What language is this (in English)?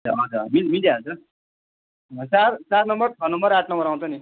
Nepali